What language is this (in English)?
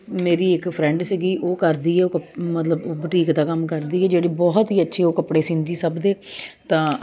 Punjabi